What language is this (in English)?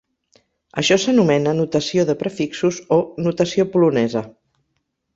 Catalan